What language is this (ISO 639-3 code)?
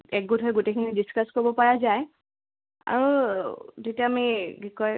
asm